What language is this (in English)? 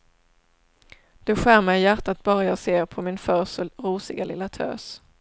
Swedish